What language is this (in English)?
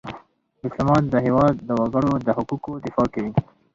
Pashto